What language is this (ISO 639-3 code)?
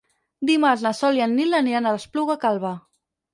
cat